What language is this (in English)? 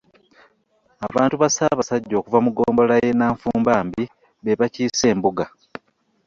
Ganda